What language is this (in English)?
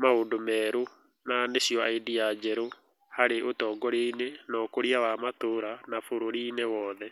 Kikuyu